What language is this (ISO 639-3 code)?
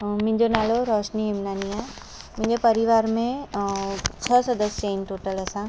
snd